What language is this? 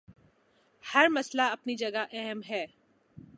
Urdu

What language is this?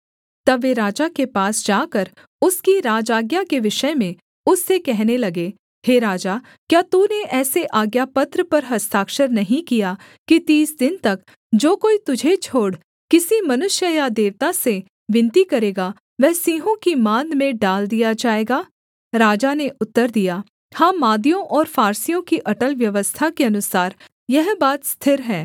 Hindi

